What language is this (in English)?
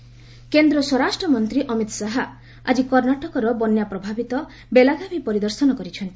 Odia